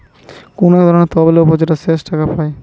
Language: Bangla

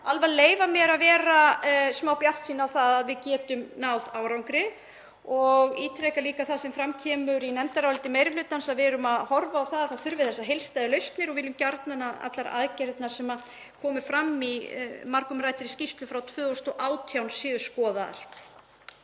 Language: Icelandic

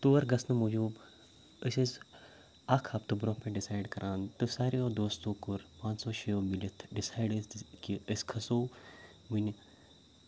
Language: Kashmiri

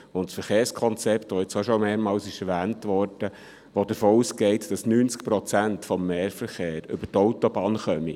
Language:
Swiss German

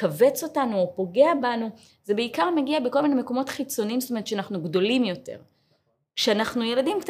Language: Hebrew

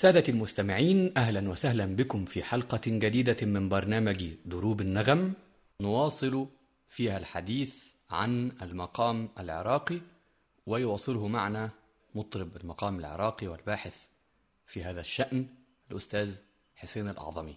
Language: Arabic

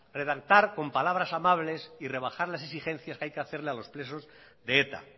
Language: Spanish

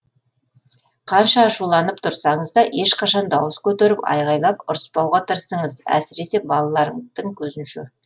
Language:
Kazakh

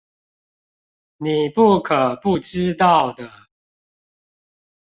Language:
Chinese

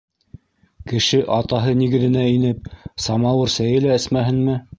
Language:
Bashkir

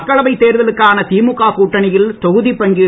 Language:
Tamil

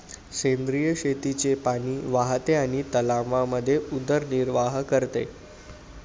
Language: Marathi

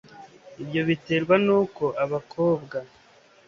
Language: Kinyarwanda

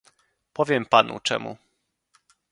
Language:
Polish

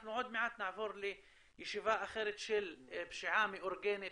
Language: Hebrew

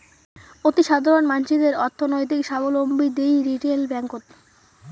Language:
Bangla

